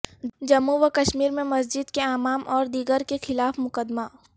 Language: Urdu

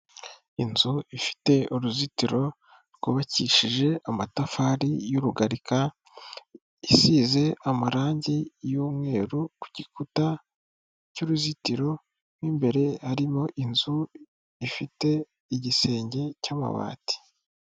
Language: Kinyarwanda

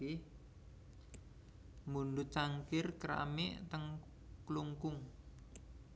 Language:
Javanese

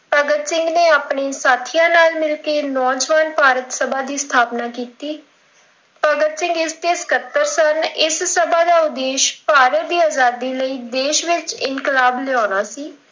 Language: Punjabi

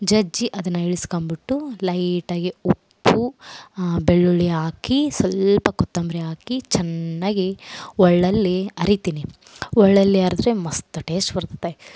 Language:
Kannada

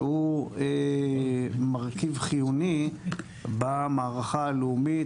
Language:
Hebrew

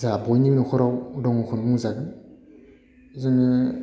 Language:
Bodo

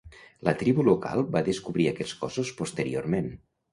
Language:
Catalan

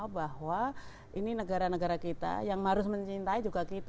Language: Indonesian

